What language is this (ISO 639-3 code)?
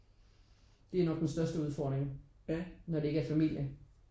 dan